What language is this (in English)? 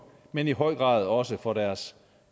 Danish